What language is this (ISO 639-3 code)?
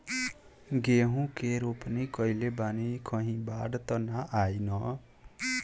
bho